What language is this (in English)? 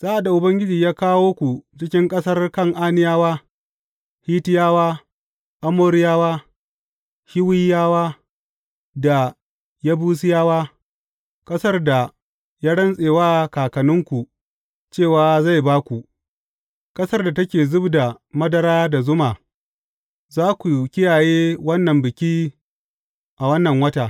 Hausa